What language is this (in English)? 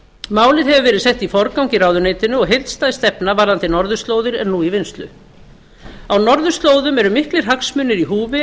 Icelandic